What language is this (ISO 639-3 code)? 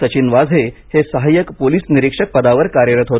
mar